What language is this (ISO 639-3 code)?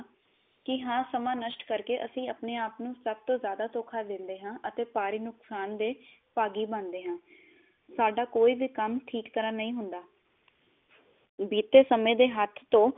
pan